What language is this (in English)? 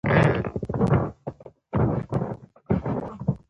Pashto